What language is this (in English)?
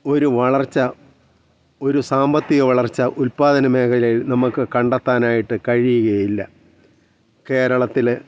Malayalam